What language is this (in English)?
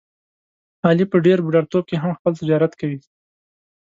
Pashto